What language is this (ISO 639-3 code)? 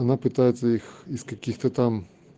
rus